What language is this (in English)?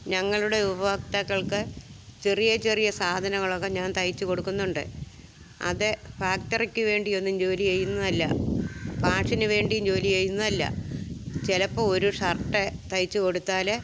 Malayalam